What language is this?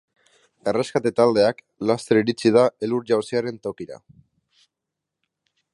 Basque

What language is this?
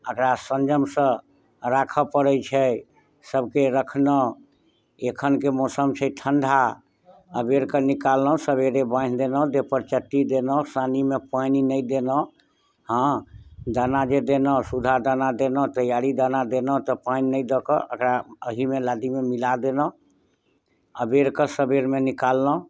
Maithili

